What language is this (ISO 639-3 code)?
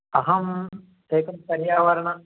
san